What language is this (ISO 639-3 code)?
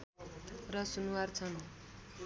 nep